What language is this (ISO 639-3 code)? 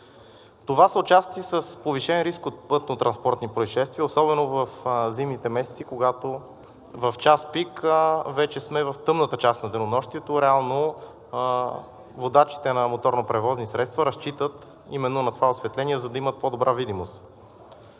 bul